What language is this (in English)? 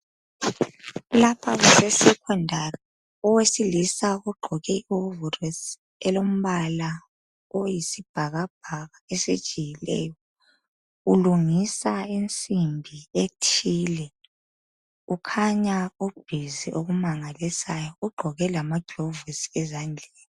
North Ndebele